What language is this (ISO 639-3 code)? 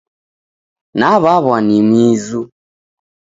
dav